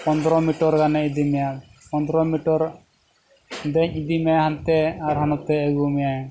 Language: Santali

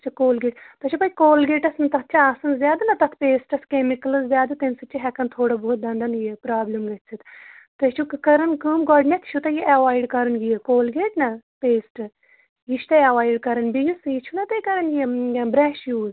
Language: Kashmiri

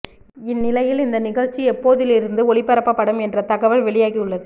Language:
Tamil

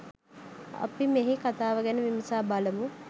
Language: Sinhala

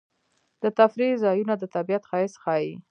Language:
Pashto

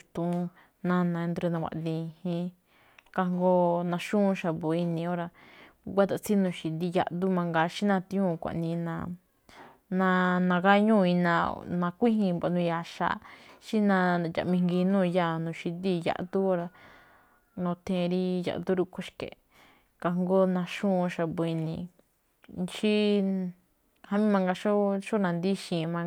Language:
Malinaltepec Me'phaa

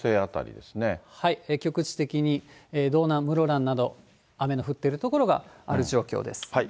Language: Japanese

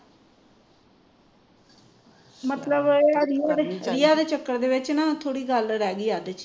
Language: Punjabi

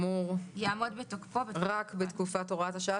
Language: Hebrew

